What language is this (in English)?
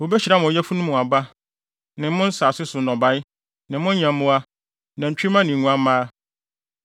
Akan